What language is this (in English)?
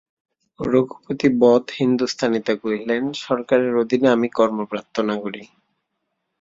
Bangla